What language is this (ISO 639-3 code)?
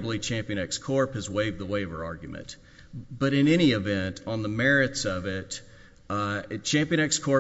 eng